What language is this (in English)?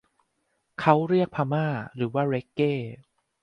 Thai